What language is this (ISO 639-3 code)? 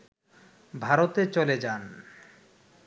ben